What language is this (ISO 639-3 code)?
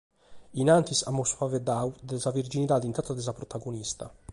srd